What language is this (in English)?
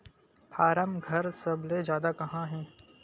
Chhattisgarhi